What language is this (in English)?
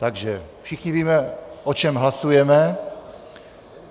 Czech